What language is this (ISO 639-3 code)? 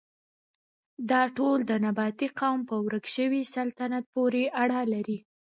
pus